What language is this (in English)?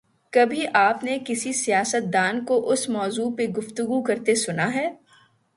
Urdu